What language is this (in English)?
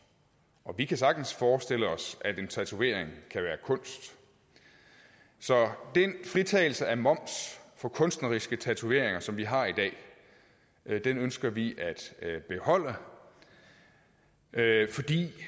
Danish